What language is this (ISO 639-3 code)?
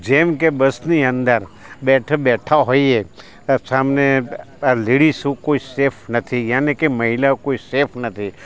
guj